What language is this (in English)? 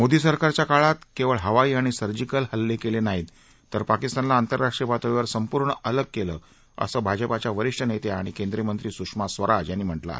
Marathi